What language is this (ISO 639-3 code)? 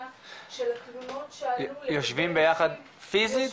heb